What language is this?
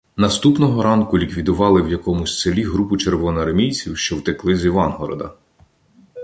Ukrainian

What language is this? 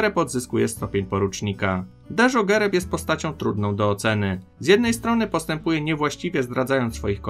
Polish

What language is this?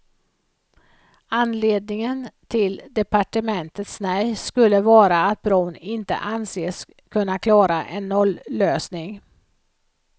Swedish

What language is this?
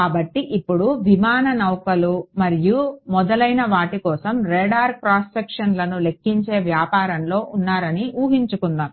Telugu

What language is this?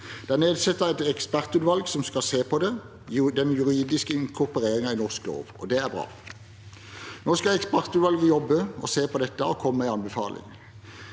Norwegian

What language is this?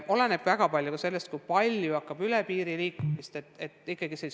Estonian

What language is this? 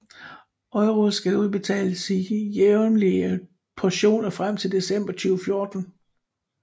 Danish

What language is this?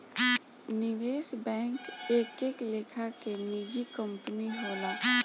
Bhojpuri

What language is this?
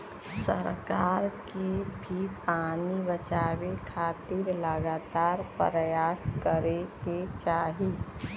Bhojpuri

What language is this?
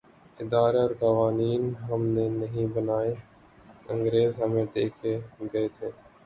Urdu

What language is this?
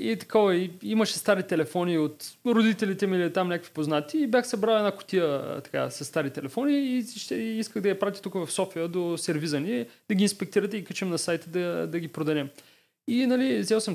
Bulgarian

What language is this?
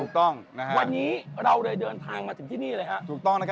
Thai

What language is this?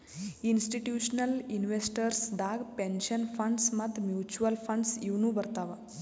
Kannada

